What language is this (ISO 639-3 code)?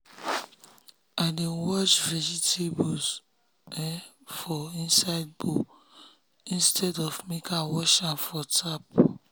pcm